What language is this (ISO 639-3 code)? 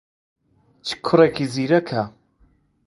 ckb